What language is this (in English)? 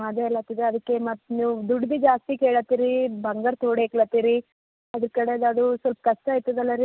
Kannada